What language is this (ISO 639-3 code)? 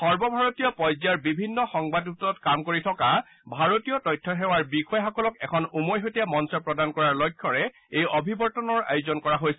asm